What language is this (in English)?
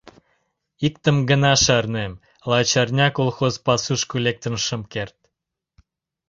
Mari